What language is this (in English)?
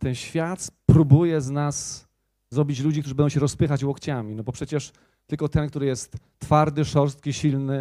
Polish